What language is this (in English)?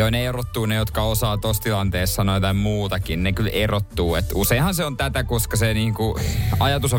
Finnish